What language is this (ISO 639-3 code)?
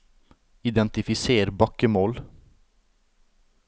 nor